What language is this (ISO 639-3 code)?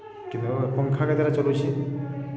ori